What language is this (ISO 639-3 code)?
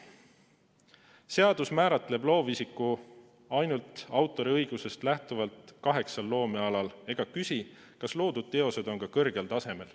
est